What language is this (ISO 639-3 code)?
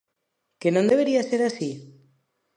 glg